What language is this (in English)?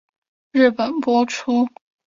Chinese